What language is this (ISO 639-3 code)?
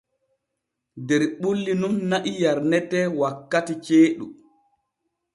fue